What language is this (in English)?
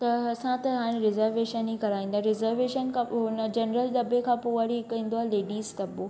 Sindhi